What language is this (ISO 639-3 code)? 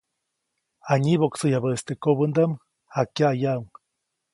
zoc